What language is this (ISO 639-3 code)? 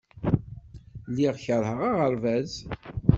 kab